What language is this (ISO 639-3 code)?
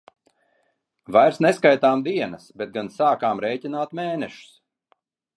lav